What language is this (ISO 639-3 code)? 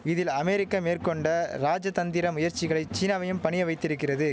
tam